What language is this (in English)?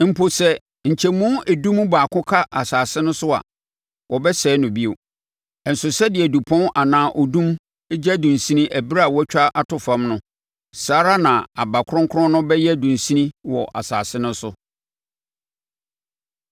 Akan